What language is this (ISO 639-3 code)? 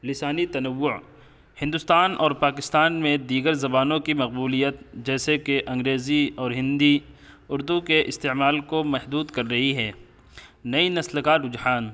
urd